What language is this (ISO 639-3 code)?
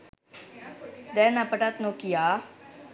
sin